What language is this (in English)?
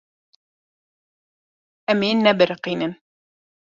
Kurdish